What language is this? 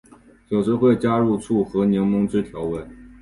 Chinese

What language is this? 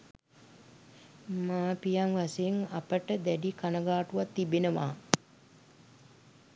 Sinhala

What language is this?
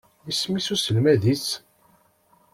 Kabyle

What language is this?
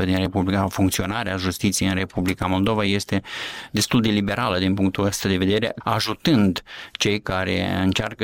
Romanian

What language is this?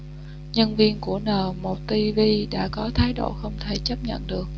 Vietnamese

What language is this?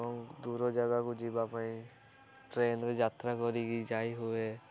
Odia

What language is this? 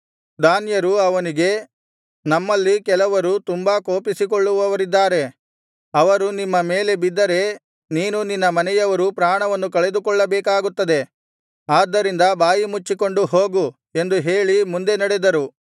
Kannada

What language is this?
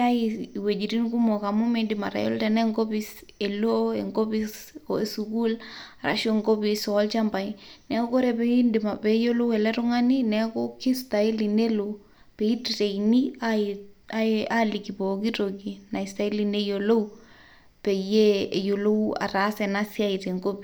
Masai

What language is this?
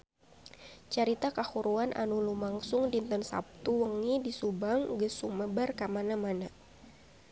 Sundanese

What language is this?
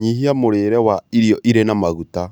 Kikuyu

